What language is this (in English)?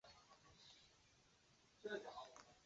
Chinese